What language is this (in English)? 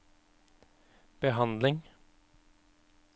Norwegian